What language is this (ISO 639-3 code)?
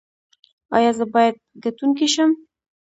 pus